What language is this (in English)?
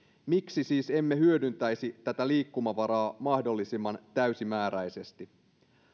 Finnish